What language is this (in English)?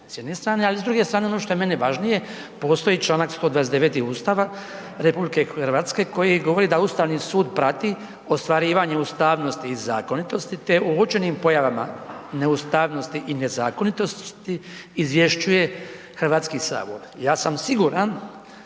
Croatian